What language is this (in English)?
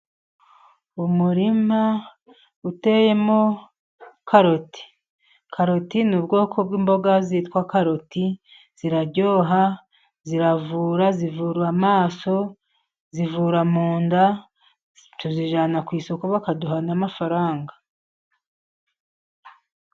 Kinyarwanda